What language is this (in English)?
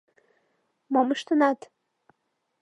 Mari